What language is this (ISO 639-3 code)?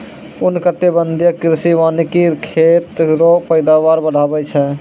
mai